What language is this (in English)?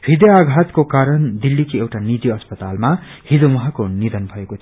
Nepali